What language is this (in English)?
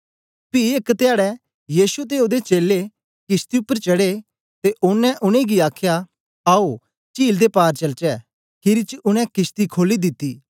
Dogri